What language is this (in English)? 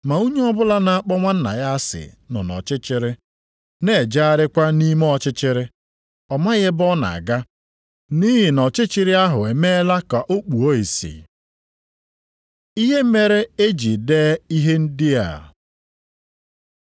Igbo